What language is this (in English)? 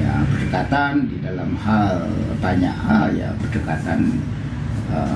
Indonesian